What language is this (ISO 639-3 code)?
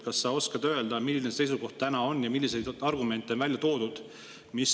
est